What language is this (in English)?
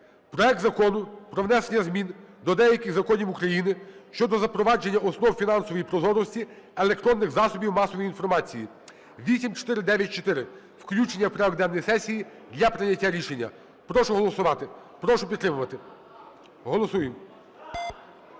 Ukrainian